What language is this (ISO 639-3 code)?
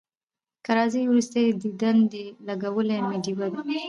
pus